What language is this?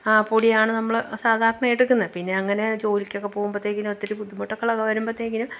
Malayalam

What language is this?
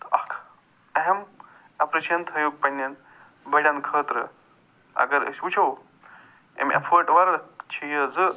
Kashmiri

